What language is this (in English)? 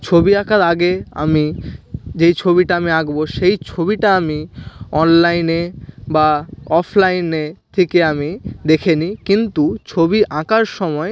Bangla